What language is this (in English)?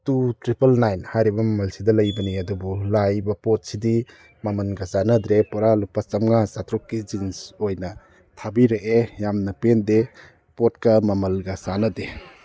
Manipuri